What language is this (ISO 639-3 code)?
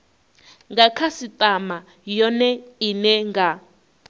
ven